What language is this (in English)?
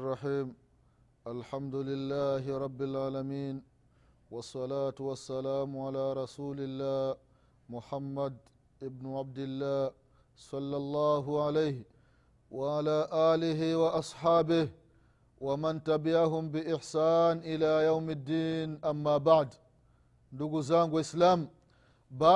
Swahili